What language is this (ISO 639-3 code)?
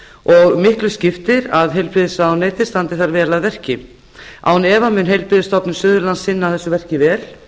isl